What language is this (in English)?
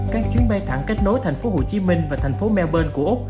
Vietnamese